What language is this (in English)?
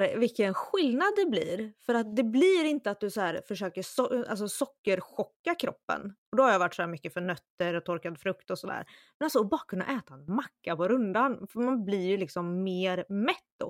Swedish